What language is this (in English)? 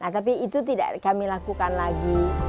Indonesian